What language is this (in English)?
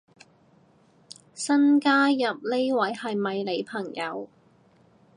Cantonese